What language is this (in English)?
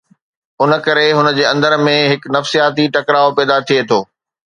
Sindhi